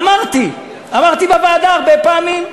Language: Hebrew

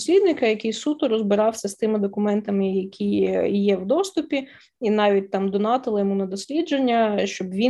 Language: Ukrainian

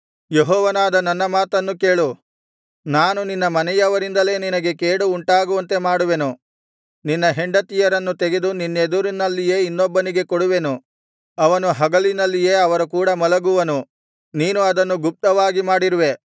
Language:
Kannada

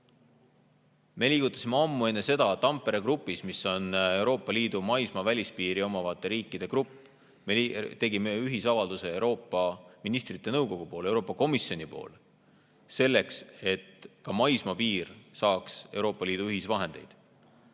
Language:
Estonian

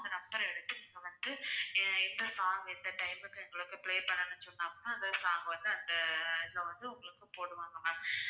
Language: Tamil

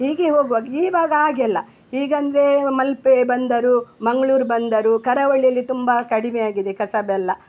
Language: Kannada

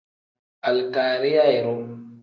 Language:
Tem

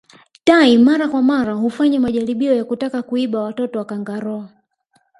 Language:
Swahili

